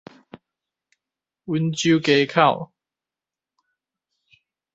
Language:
Min Nan Chinese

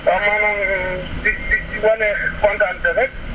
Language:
Wolof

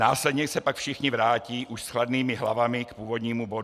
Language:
Czech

